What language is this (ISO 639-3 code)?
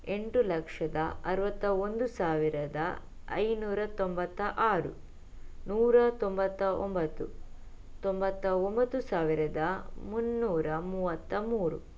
kan